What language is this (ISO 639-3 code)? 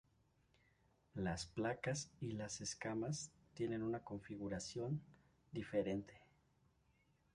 spa